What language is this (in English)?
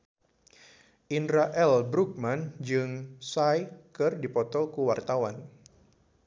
Sundanese